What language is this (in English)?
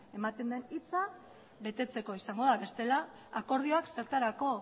Basque